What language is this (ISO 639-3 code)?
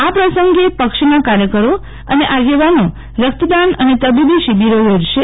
guj